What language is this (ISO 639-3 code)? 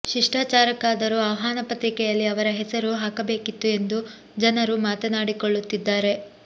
kan